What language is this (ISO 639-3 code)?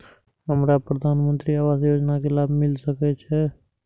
mai